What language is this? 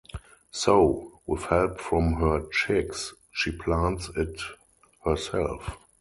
English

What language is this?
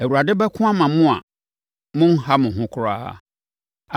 Akan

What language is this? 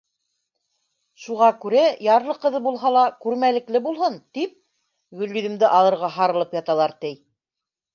Bashkir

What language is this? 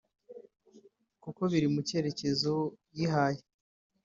Kinyarwanda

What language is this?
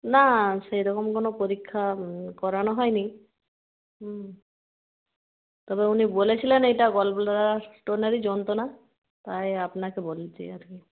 Bangla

